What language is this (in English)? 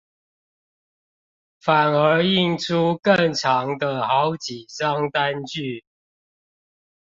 Chinese